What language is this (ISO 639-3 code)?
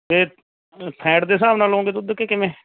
pan